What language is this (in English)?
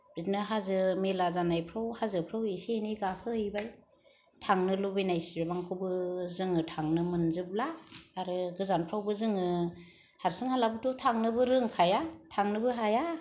Bodo